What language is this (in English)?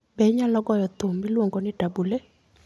Luo (Kenya and Tanzania)